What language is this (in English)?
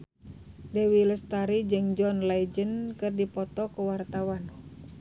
Sundanese